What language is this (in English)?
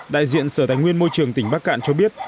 Vietnamese